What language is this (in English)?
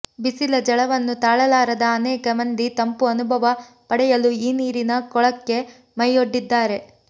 Kannada